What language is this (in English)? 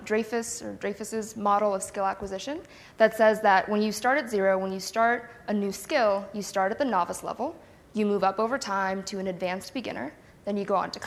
English